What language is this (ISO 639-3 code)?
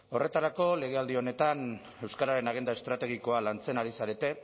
eus